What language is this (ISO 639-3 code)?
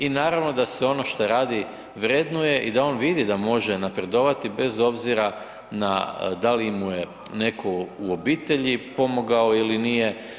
hrv